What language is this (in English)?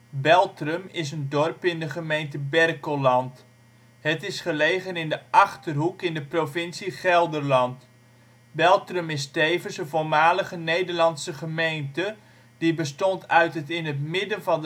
Dutch